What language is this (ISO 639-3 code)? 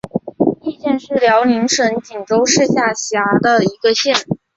zho